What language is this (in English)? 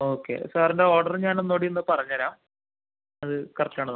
Malayalam